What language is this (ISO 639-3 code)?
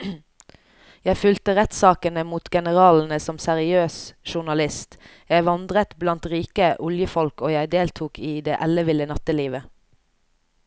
nor